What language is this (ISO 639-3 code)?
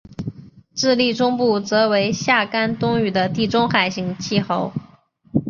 zho